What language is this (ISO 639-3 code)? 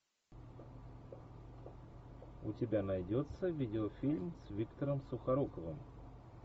rus